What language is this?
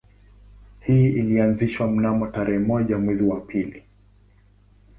Swahili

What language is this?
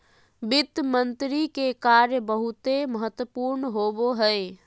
Magahi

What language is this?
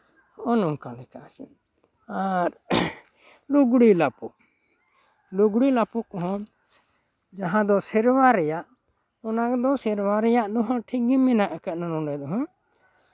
Santali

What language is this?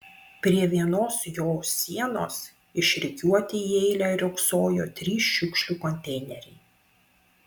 Lithuanian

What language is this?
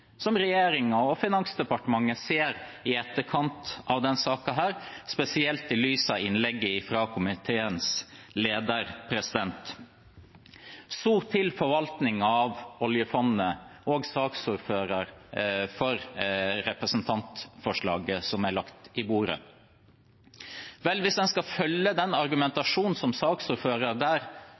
Norwegian Bokmål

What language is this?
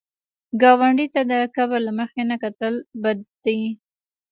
Pashto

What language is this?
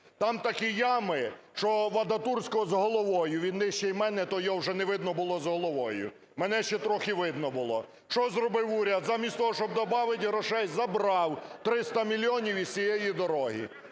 Ukrainian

